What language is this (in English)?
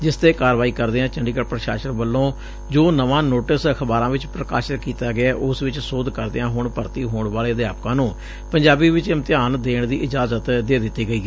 Punjabi